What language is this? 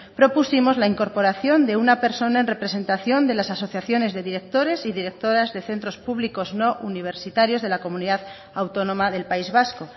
Spanish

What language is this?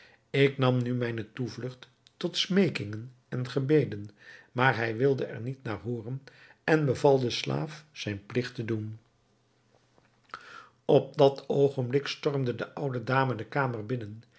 Dutch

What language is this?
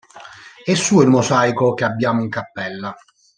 Italian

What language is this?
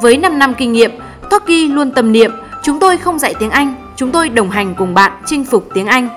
Vietnamese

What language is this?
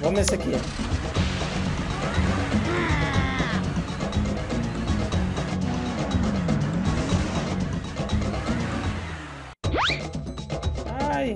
Portuguese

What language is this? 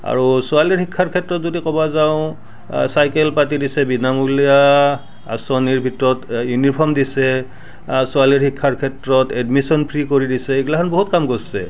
Assamese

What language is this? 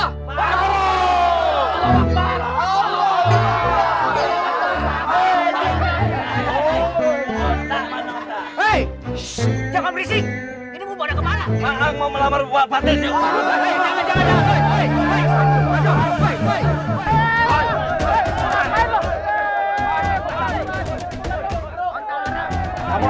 Indonesian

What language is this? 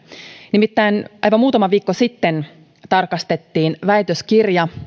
Finnish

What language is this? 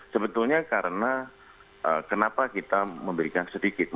Indonesian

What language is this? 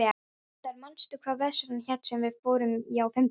Icelandic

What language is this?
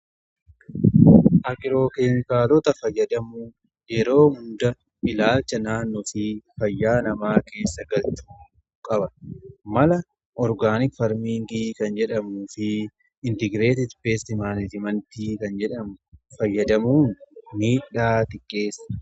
Oromo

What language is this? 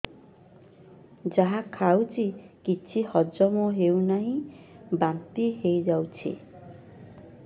Odia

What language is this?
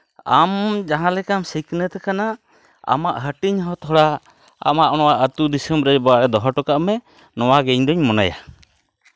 Santali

